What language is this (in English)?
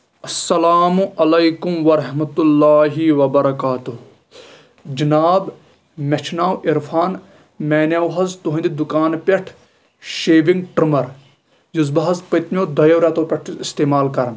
Kashmiri